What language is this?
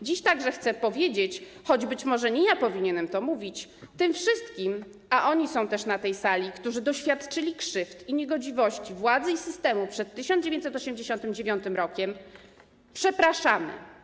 Polish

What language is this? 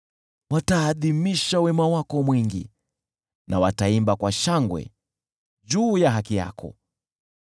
Swahili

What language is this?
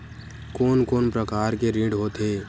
Chhattisgarhi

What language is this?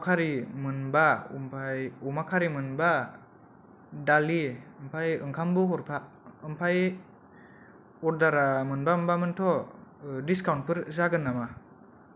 Bodo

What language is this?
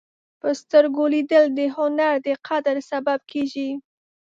Pashto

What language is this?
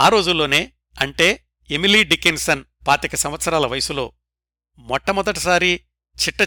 Telugu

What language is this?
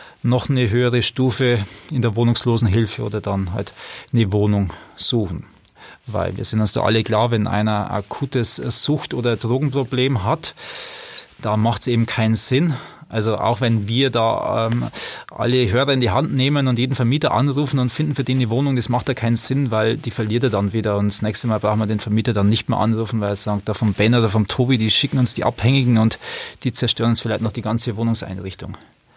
German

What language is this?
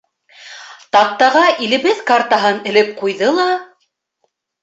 Bashkir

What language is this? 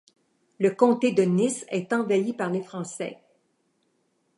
French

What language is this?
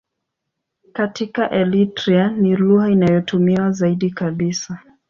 Swahili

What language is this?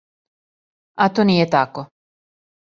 Serbian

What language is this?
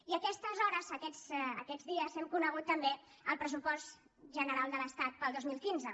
Catalan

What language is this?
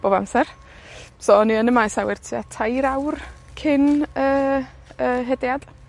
Welsh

